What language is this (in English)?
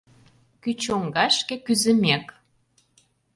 Mari